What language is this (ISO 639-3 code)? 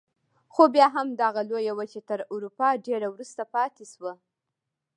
pus